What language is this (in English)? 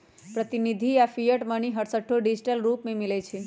Magahi